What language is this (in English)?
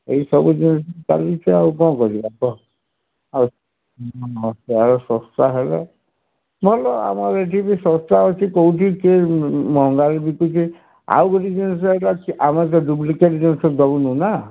Odia